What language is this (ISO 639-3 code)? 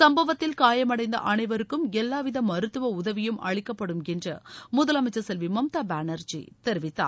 tam